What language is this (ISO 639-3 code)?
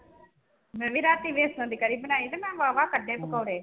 pan